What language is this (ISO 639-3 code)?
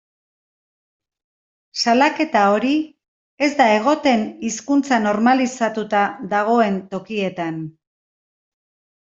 eus